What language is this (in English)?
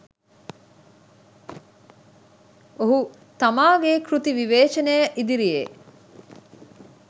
Sinhala